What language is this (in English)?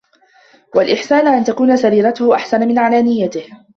Arabic